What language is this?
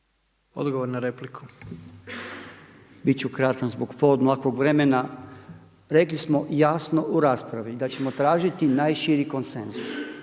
Croatian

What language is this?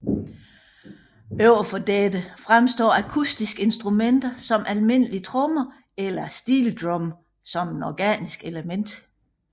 Danish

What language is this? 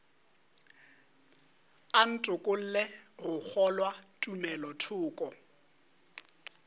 Northern Sotho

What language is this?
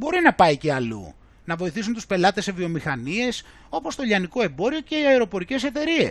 Greek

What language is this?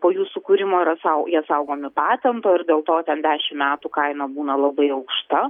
Lithuanian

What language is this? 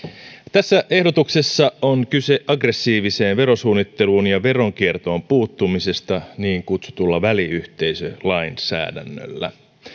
Finnish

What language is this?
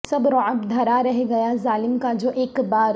Urdu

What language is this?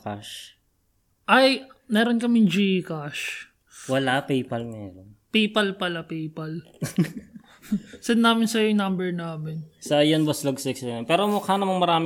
Filipino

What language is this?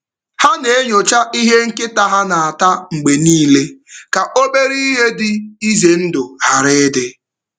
Igbo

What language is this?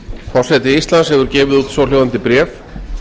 Icelandic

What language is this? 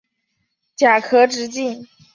Chinese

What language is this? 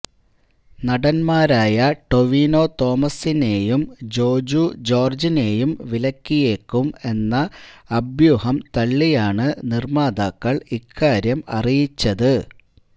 Malayalam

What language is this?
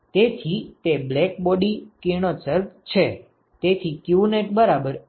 Gujarati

